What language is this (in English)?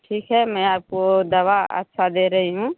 Hindi